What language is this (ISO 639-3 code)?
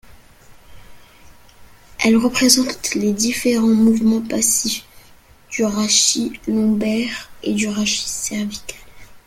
fra